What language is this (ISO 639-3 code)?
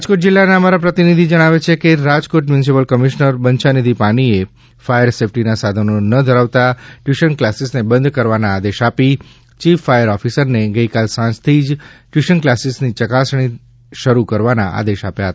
guj